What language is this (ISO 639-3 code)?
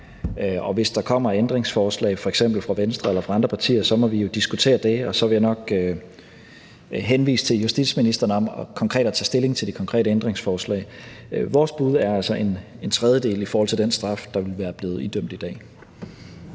dan